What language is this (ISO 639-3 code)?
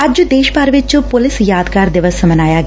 pan